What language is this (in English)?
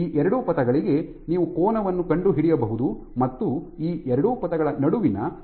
Kannada